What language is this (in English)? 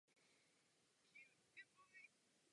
Czech